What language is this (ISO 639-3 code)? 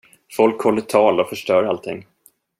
swe